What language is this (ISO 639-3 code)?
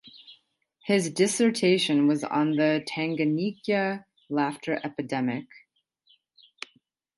eng